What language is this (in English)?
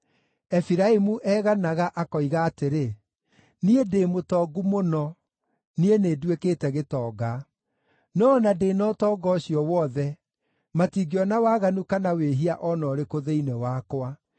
Kikuyu